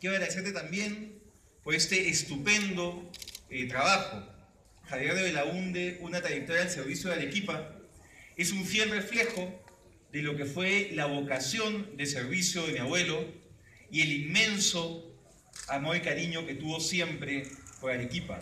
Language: Spanish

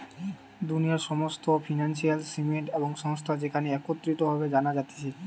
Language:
Bangla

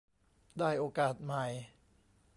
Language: Thai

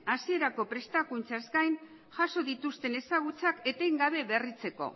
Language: Basque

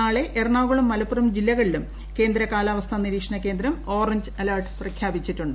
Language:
Malayalam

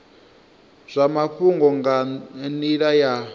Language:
Venda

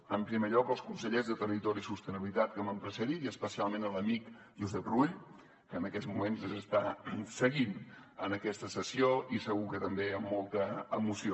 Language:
Catalan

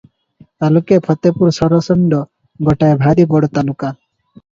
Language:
Odia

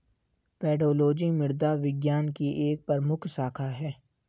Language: Hindi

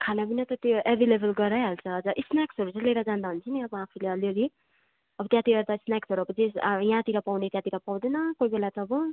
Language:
Nepali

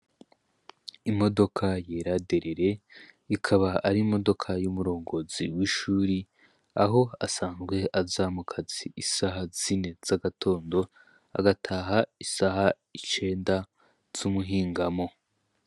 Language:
Rundi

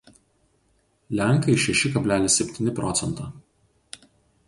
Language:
Lithuanian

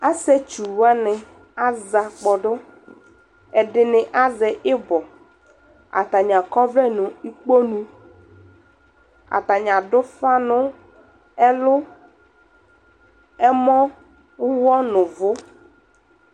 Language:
Ikposo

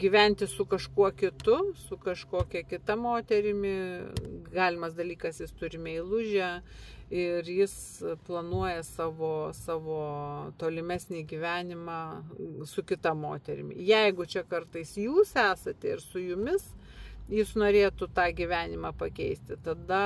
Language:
Lithuanian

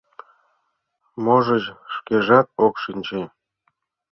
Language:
Mari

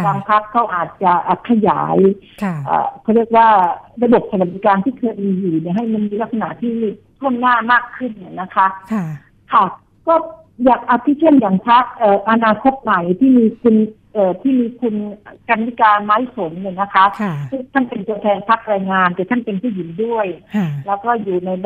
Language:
Thai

